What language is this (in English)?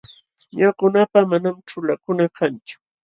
Jauja Wanca Quechua